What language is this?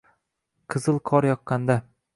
Uzbek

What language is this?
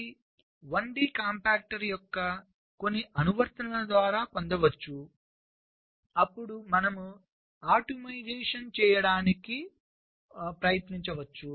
Telugu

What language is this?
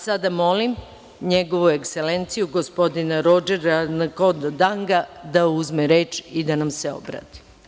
Serbian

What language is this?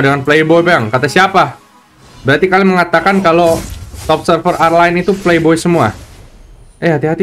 Indonesian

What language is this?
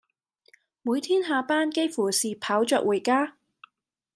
Cantonese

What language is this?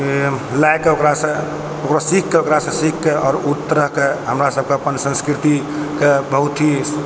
Maithili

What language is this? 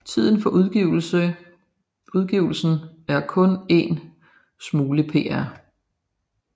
Danish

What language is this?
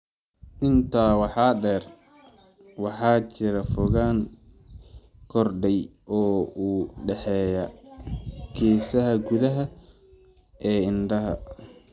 Somali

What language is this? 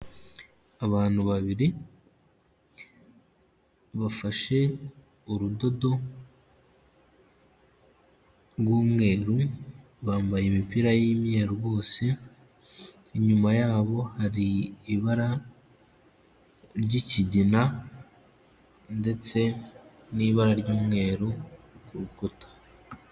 Kinyarwanda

